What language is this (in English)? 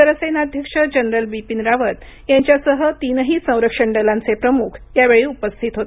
Marathi